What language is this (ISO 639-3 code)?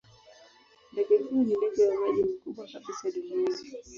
swa